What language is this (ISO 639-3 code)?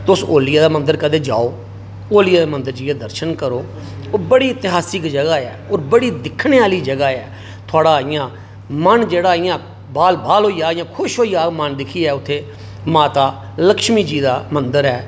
doi